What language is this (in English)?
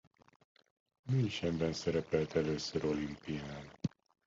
Hungarian